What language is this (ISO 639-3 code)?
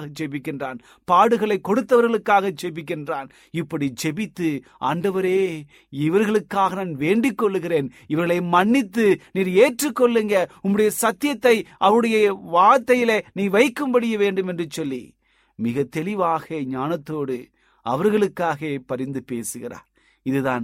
tam